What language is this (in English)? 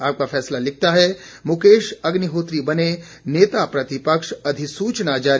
Hindi